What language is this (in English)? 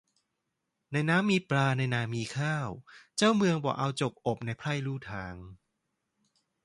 Thai